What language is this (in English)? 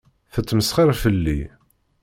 Kabyle